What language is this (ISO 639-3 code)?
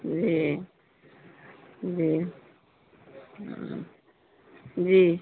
urd